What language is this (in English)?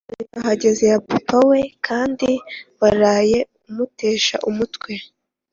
Kinyarwanda